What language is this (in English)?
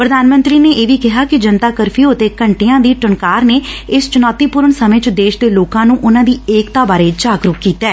Punjabi